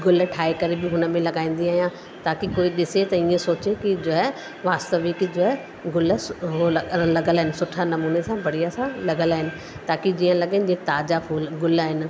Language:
Sindhi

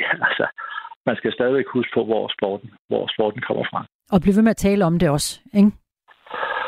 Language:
Danish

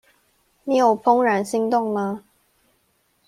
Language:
Chinese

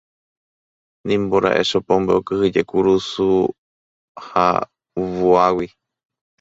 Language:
Guarani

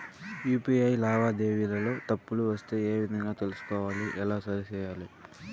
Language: Telugu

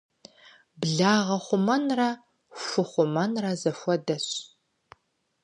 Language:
Kabardian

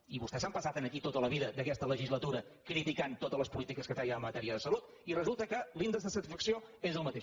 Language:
Catalan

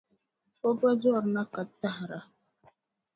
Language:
Dagbani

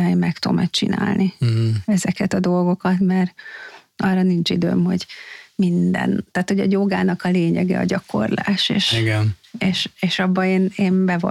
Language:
Hungarian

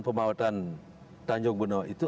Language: Indonesian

